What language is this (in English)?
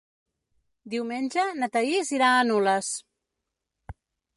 Catalan